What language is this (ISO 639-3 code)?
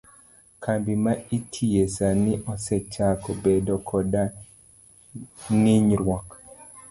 luo